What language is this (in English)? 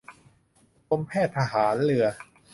Thai